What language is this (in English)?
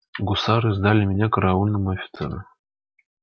Russian